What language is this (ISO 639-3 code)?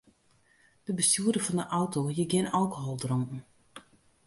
fry